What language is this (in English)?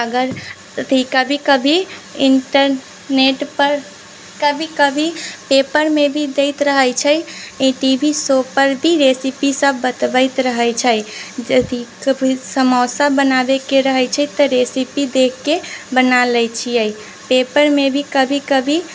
Maithili